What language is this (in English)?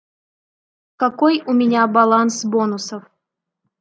Russian